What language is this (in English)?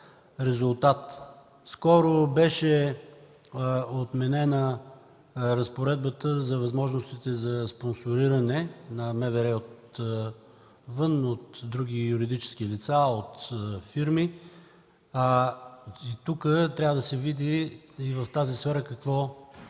Bulgarian